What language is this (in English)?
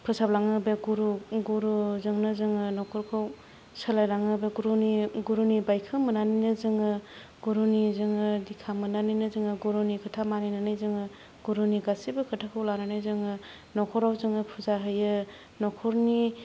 Bodo